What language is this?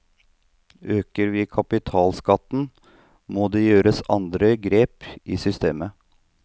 Norwegian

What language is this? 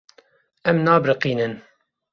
Kurdish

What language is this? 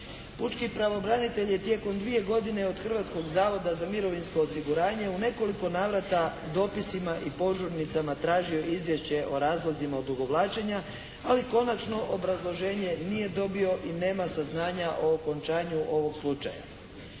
Croatian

